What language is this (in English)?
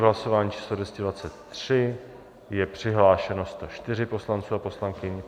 Czech